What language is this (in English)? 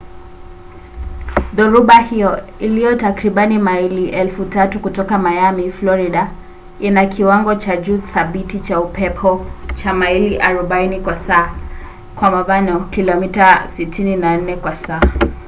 Swahili